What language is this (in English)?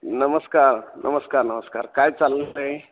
Marathi